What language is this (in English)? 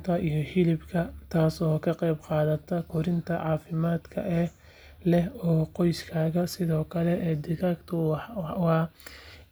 Somali